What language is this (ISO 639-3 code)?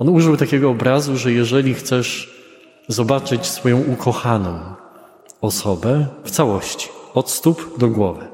pol